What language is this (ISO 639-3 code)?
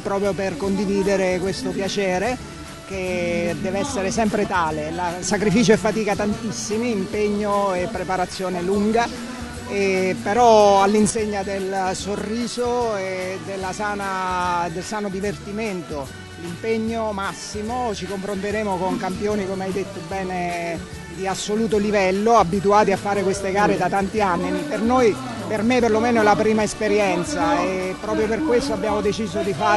ita